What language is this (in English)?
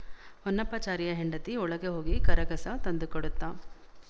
Kannada